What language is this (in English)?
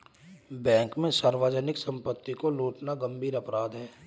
Hindi